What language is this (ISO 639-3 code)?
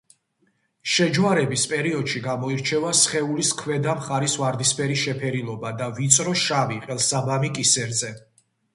kat